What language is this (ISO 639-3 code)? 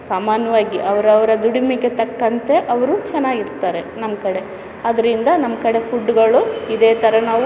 kan